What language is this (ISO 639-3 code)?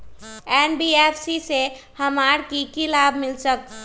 mag